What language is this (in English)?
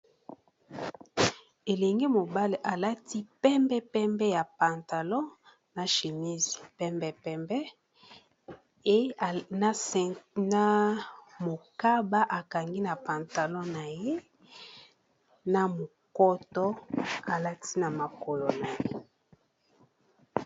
Lingala